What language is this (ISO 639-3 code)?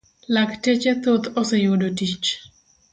luo